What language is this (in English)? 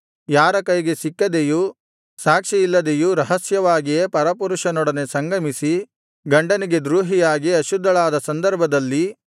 Kannada